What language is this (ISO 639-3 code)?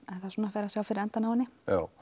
isl